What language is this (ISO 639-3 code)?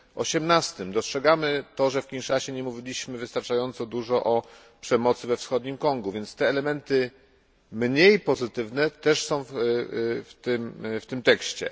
pol